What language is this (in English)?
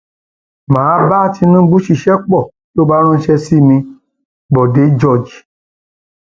Yoruba